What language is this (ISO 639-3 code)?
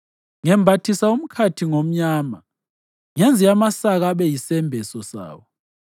nde